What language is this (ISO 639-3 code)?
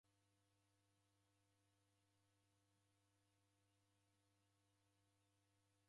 dav